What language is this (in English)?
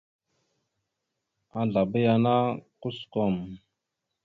Mada (Cameroon)